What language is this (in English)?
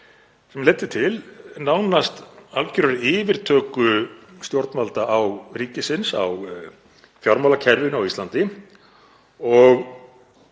Icelandic